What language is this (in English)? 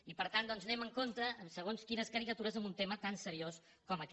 Catalan